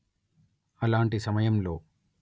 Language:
Telugu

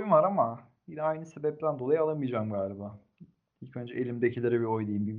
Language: Turkish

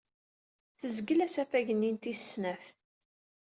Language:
Kabyle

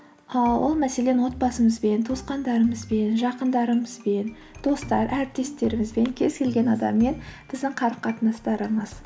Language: Kazakh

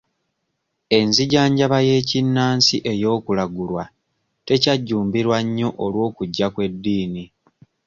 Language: Ganda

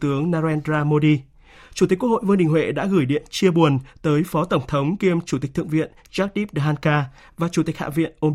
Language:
Vietnamese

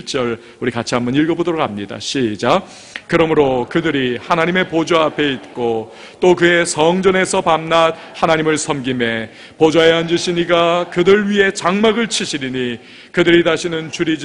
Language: Korean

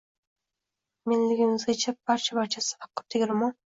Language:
Uzbek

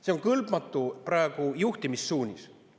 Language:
Estonian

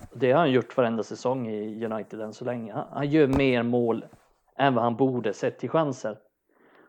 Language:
Swedish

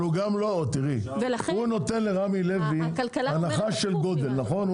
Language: Hebrew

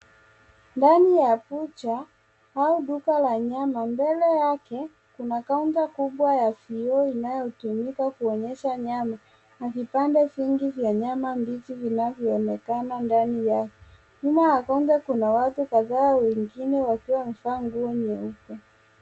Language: Swahili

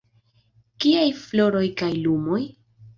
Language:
Esperanto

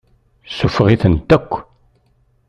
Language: Kabyle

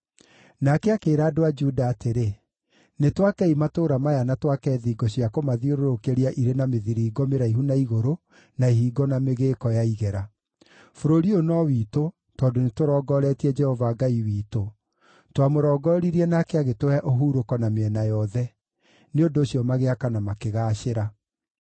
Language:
Kikuyu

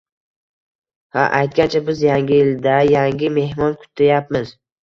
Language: Uzbek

